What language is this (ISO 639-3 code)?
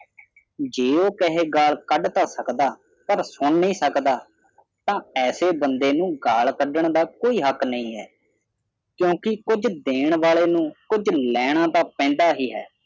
pan